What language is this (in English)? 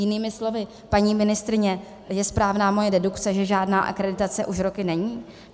Czech